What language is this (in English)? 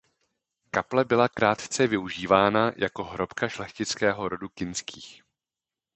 Czech